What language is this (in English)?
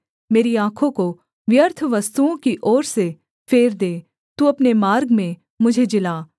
Hindi